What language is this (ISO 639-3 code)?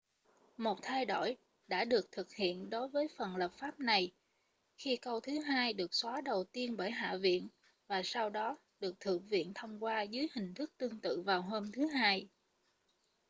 vie